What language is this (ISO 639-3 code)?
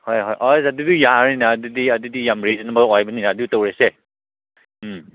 mni